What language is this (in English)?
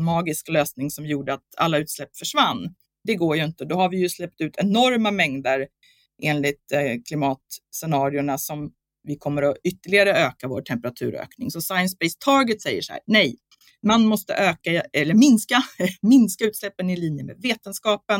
Swedish